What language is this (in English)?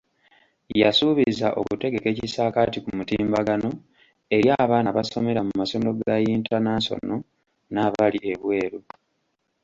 Ganda